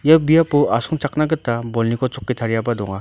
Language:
Garo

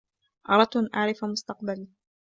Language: Arabic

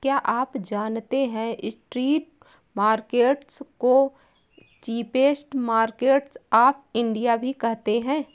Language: Hindi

